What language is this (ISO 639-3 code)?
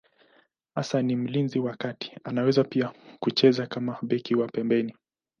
swa